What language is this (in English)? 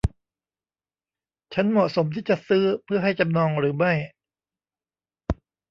Thai